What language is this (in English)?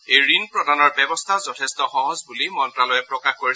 Assamese